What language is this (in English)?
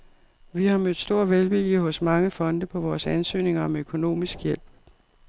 Danish